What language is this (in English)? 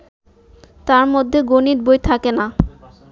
Bangla